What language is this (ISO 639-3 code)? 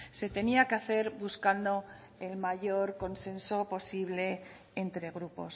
spa